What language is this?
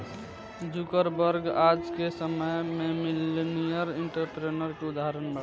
Bhojpuri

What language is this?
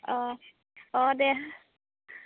Bodo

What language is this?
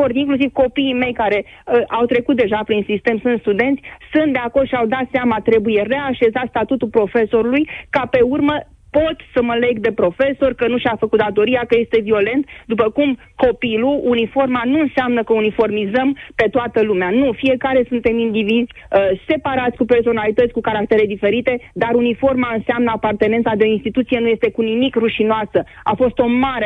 Romanian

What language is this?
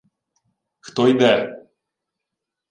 Ukrainian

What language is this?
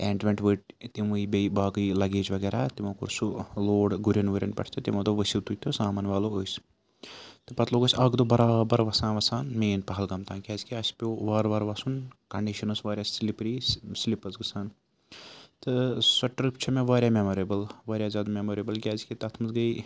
Kashmiri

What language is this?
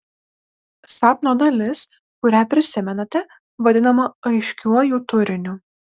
Lithuanian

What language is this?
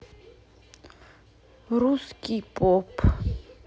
Russian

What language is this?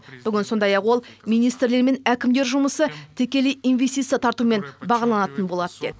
Kazakh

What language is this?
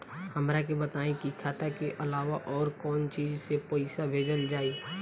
Bhojpuri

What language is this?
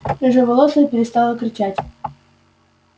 Russian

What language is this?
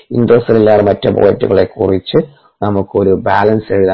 Malayalam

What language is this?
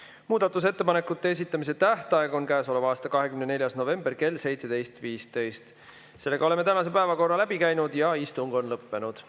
Estonian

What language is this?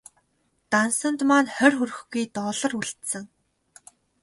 Mongolian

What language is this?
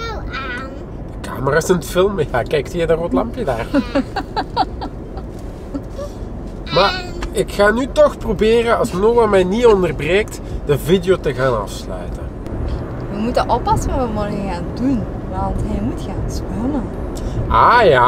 Dutch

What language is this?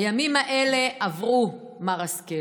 Hebrew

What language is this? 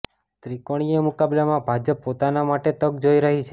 Gujarati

